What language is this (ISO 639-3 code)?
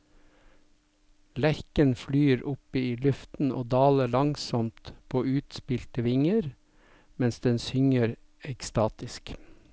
nor